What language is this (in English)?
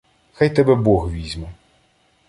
Ukrainian